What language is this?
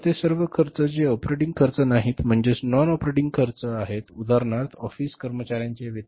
Marathi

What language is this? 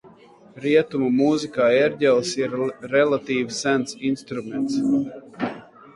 Latvian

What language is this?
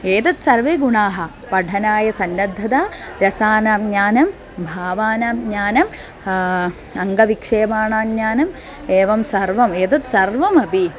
Sanskrit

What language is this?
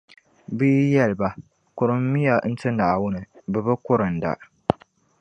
Dagbani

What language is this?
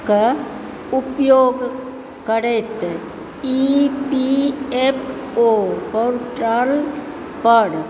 Maithili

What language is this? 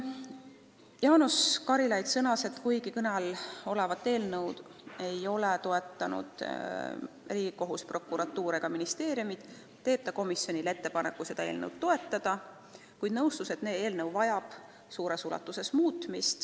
Estonian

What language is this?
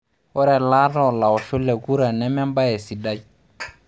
Masai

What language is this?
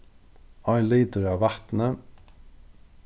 Faroese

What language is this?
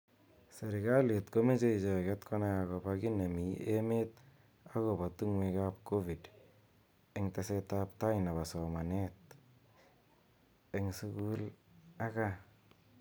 Kalenjin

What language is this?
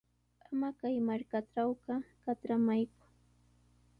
Sihuas Ancash Quechua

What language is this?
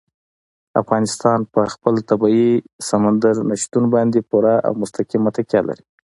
Pashto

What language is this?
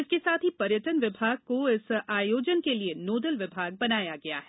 Hindi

